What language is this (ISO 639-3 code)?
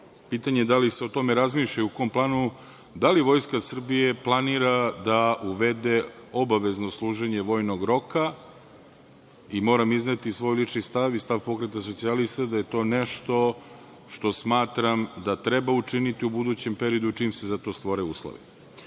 srp